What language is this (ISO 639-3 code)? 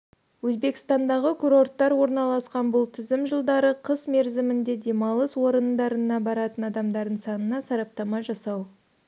kaz